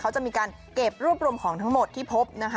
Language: Thai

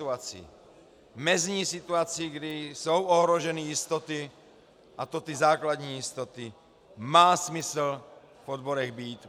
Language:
Czech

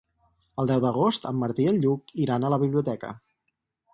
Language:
Catalan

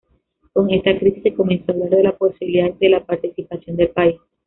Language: Spanish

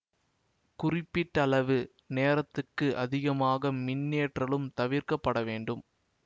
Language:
Tamil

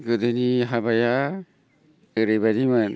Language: Bodo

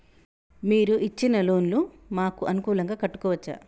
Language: Telugu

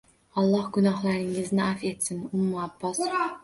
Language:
Uzbek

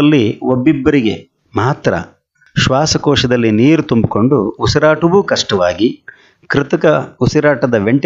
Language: Kannada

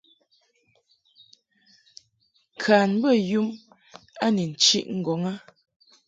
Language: Mungaka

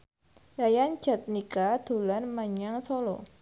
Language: Javanese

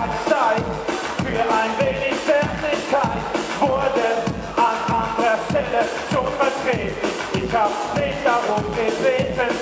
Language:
German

